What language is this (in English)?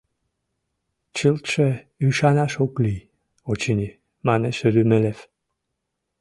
Mari